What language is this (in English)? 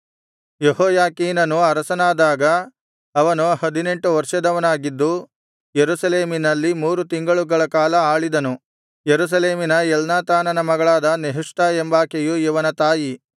Kannada